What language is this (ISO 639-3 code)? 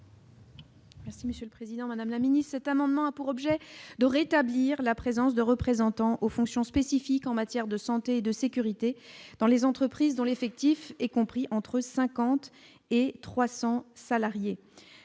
fra